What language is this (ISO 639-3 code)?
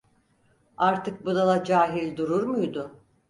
tur